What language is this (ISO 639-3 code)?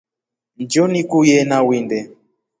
rof